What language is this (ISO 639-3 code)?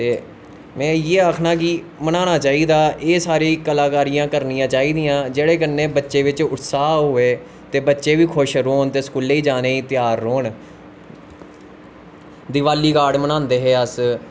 doi